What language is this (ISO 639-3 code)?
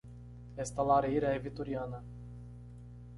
por